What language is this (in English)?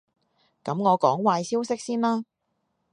Cantonese